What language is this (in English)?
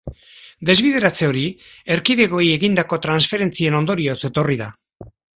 Basque